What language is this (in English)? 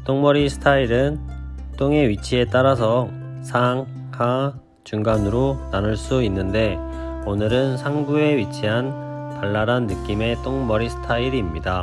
Korean